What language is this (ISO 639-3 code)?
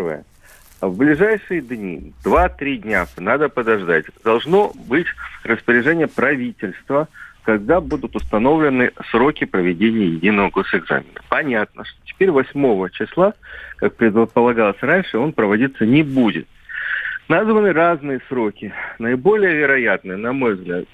rus